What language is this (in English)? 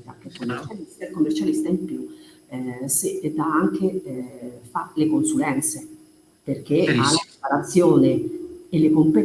Italian